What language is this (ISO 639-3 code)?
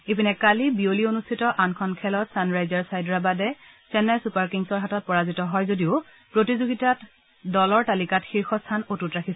asm